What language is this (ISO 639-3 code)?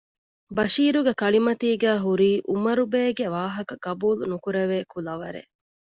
div